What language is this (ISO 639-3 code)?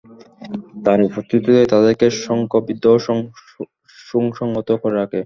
ben